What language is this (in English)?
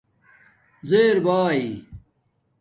Domaaki